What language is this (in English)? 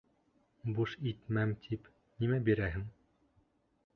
Bashkir